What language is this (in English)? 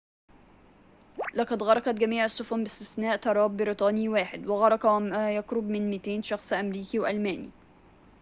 Arabic